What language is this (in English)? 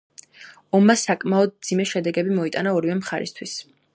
Georgian